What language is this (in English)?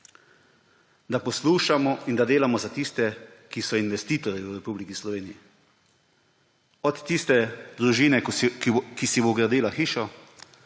Slovenian